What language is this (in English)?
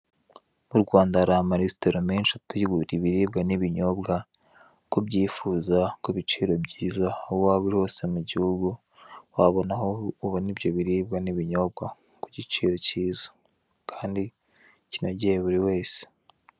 Kinyarwanda